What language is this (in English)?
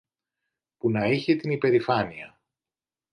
Greek